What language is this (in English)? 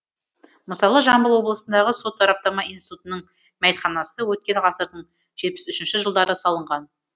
Kazakh